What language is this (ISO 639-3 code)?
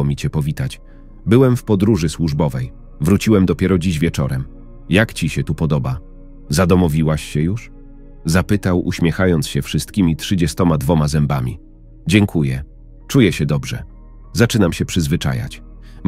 pol